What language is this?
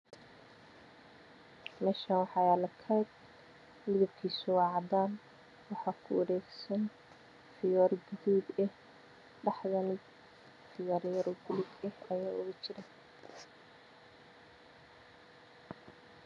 Somali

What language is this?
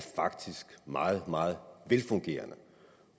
Danish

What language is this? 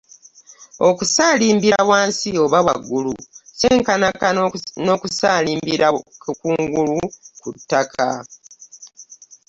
Ganda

